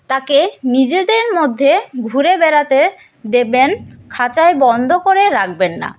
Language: Bangla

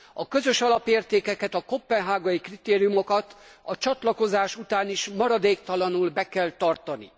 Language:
Hungarian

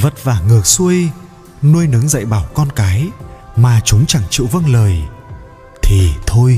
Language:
Vietnamese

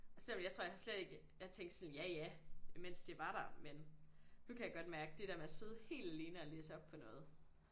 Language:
Danish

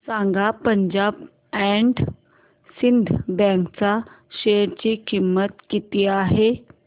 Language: Marathi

